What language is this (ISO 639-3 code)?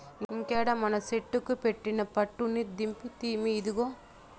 tel